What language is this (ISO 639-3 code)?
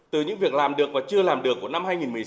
vie